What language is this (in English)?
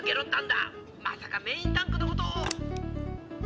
Japanese